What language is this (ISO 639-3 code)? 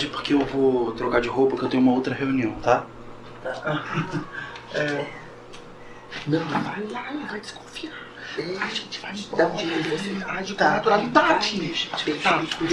por